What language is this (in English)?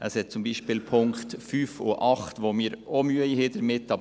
Swiss German